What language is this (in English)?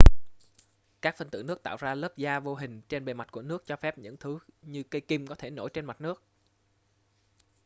Vietnamese